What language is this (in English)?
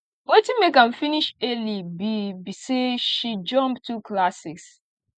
Nigerian Pidgin